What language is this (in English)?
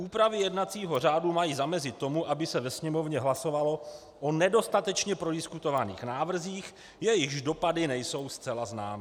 Czech